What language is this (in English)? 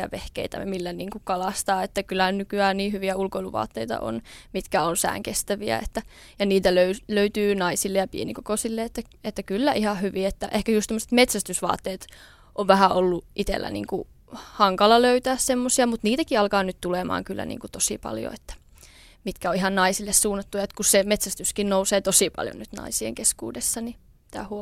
Finnish